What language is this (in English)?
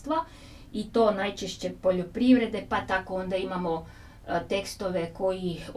Croatian